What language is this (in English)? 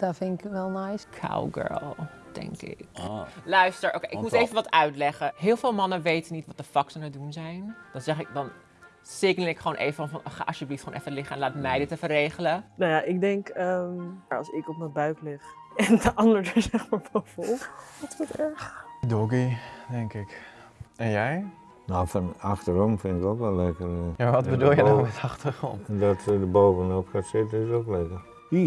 Dutch